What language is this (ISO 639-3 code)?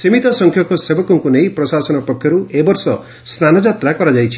ori